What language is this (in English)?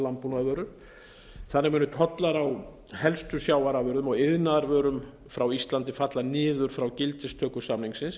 Icelandic